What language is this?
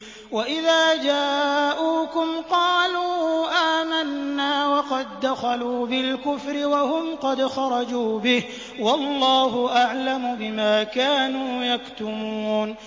Arabic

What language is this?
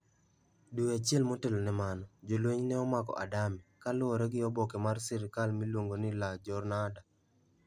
Luo (Kenya and Tanzania)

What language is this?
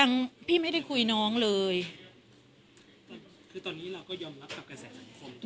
Thai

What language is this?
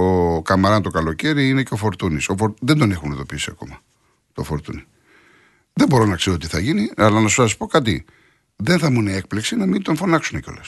Greek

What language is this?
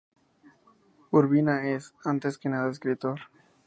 Spanish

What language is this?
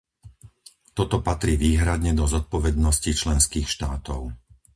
Slovak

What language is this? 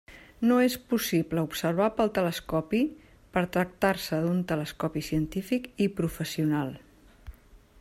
Catalan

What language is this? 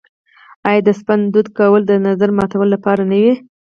Pashto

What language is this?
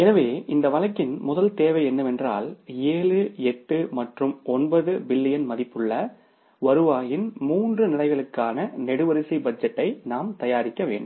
Tamil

